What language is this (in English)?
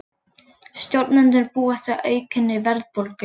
Icelandic